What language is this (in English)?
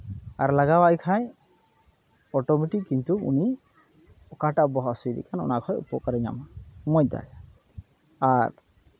Santali